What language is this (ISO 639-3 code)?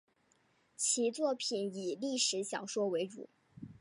zho